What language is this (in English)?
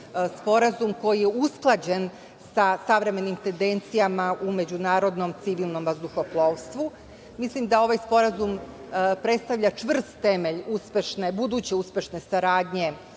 Serbian